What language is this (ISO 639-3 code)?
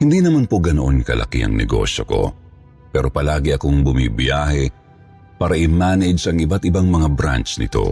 fil